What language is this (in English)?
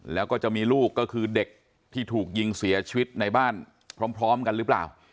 Thai